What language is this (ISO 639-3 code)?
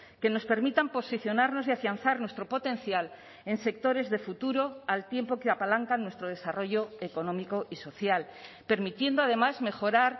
spa